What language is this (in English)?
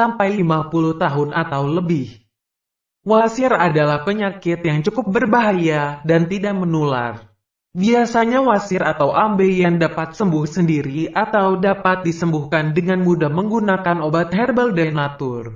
Indonesian